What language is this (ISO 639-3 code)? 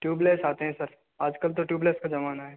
hin